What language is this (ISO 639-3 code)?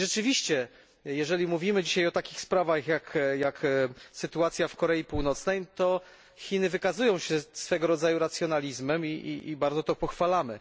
pol